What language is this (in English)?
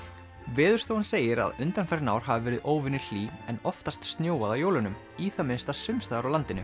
Icelandic